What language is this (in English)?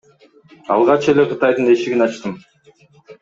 Kyrgyz